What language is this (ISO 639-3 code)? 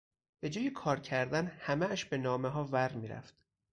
fas